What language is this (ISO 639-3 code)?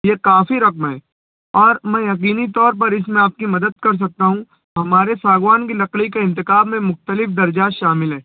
urd